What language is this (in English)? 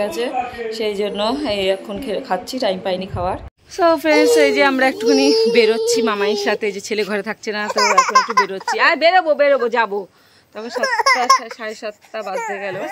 Bangla